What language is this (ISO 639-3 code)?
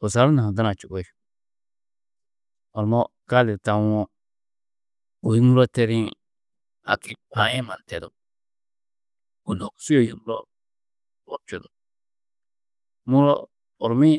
tuq